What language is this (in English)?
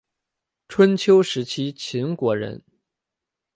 Chinese